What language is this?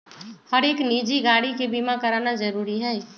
Magahi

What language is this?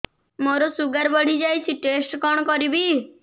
Odia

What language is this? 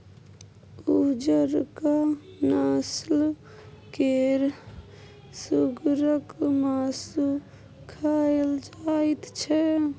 Maithili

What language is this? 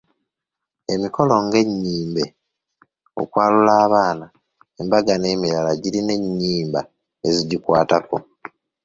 Ganda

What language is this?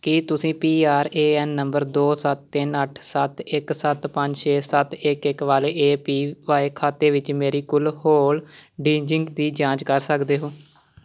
Punjabi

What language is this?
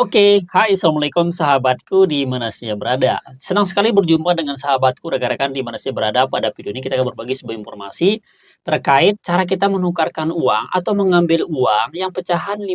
Indonesian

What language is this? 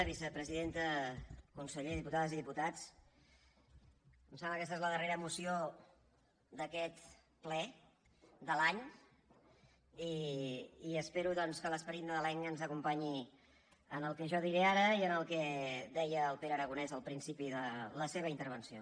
Catalan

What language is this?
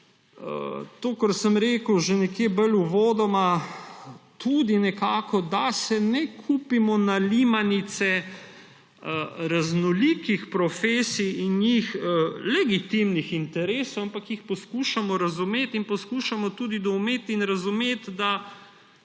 Slovenian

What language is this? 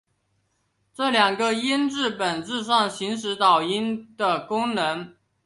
Chinese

